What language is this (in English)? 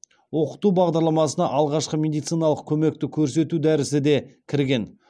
Kazakh